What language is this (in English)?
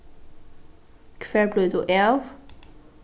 Faroese